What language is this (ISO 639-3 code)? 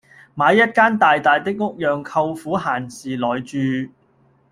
yue